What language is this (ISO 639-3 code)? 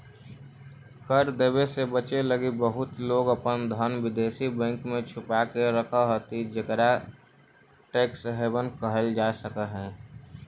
mag